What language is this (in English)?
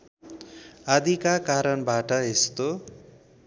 Nepali